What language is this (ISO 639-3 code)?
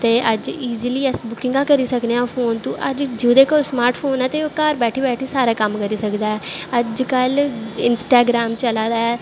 doi